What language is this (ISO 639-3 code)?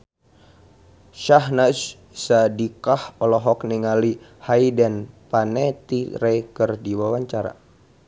sun